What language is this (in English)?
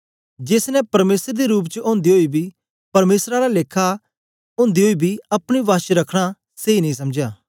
Dogri